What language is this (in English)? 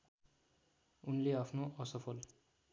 Nepali